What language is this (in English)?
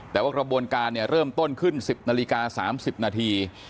Thai